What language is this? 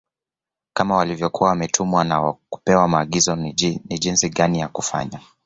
Swahili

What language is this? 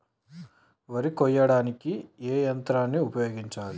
Telugu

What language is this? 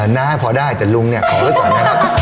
Thai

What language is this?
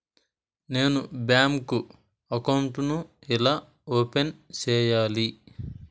Telugu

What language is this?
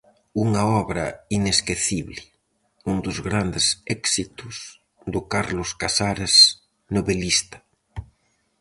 Galician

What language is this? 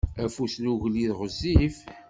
Kabyle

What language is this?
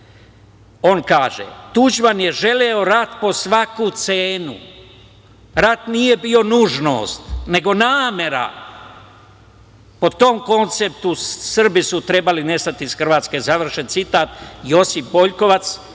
Serbian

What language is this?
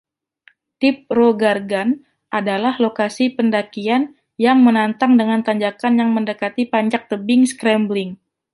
Indonesian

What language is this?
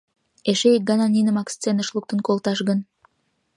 Mari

